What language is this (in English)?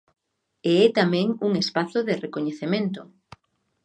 Galician